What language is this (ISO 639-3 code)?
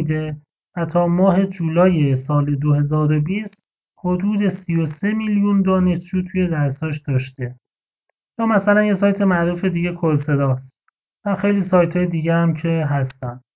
fas